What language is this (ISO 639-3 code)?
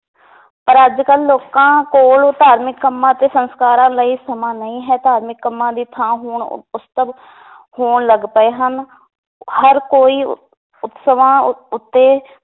pan